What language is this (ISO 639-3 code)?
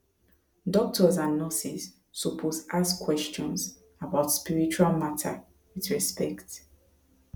pcm